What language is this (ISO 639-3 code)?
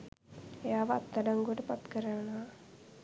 sin